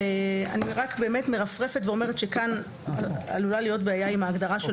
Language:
Hebrew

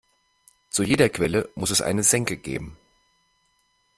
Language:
German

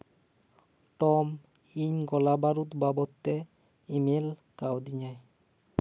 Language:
Santali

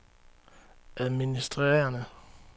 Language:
Danish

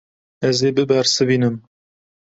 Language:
Kurdish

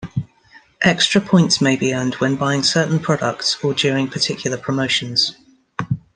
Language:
English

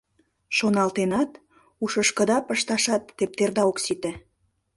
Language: Mari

